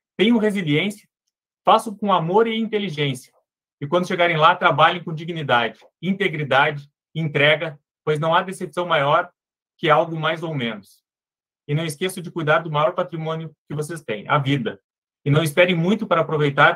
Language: Portuguese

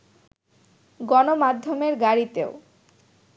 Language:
Bangla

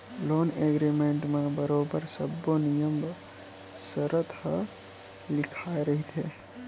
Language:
Chhattisgarhi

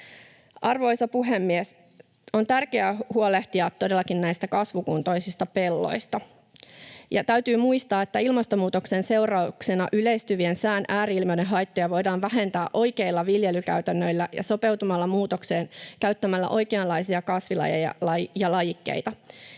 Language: Finnish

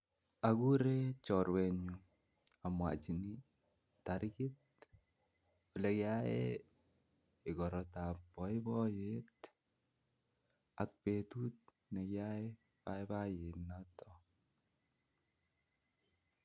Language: Kalenjin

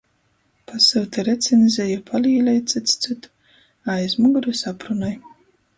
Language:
Latgalian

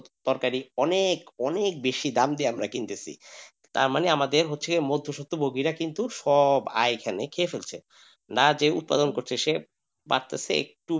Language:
Bangla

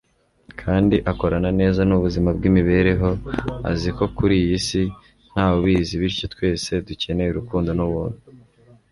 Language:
Kinyarwanda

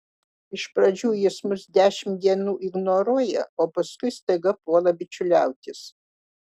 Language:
Lithuanian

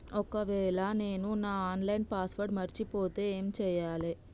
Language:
Telugu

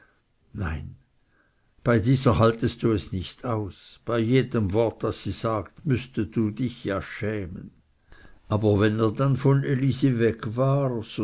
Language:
German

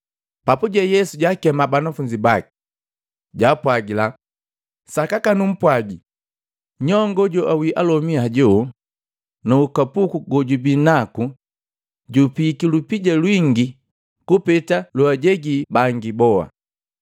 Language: Matengo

